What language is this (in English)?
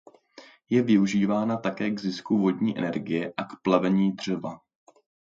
Czech